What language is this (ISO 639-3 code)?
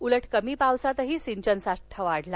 mar